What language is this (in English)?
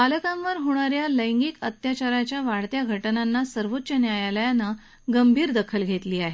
Marathi